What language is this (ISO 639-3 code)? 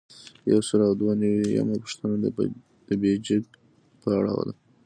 pus